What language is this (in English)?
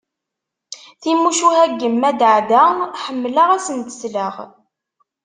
Kabyle